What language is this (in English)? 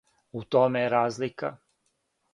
Serbian